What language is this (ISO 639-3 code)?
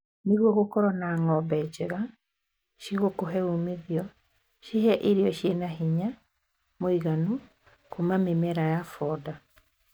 kik